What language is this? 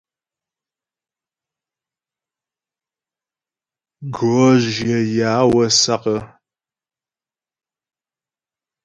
Ghomala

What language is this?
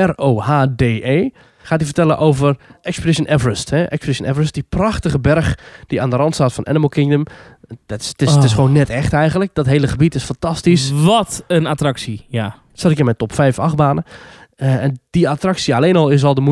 Dutch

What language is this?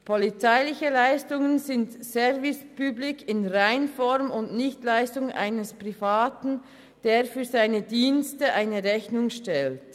Swiss German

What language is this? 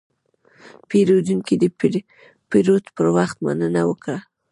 Pashto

